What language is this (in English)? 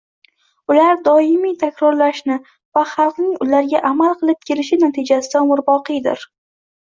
Uzbek